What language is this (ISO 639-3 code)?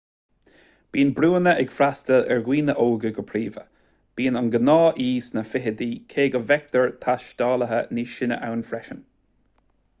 gle